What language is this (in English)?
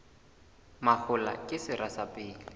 Southern Sotho